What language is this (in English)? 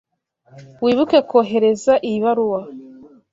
Kinyarwanda